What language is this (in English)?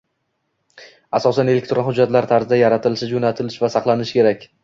Uzbek